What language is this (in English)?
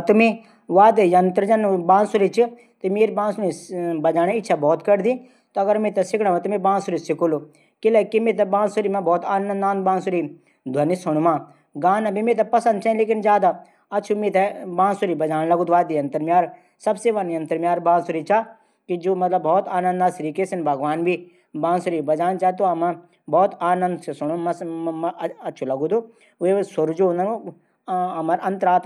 Garhwali